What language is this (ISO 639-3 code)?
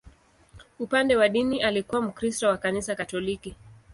swa